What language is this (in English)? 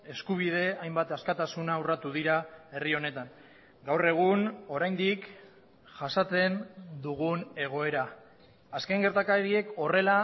Basque